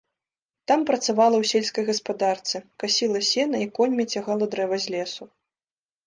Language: Belarusian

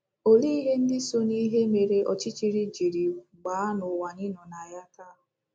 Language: Igbo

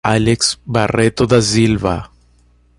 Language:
Portuguese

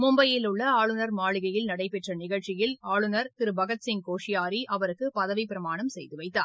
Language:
Tamil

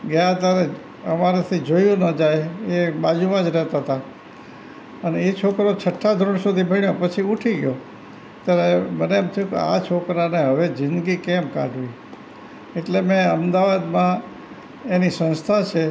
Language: Gujarati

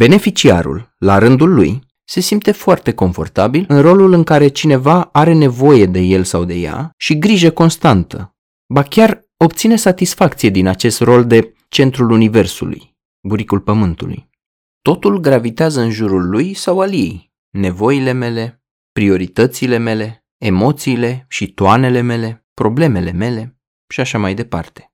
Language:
Romanian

